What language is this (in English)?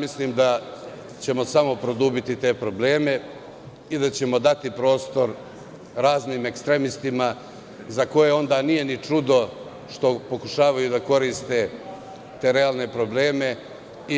Serbian